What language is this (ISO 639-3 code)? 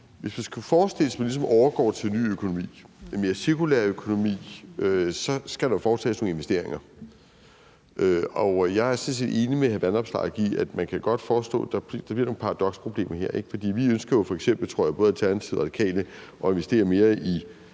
dan